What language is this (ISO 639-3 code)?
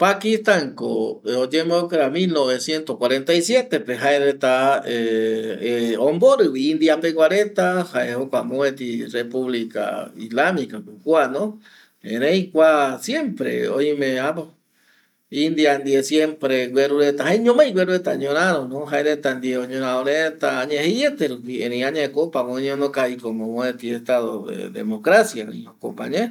gui